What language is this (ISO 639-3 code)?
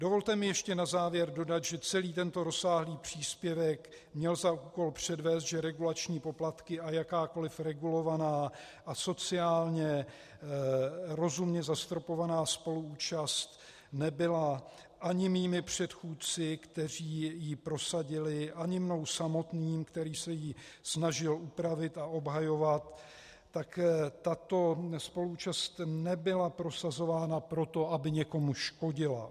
ces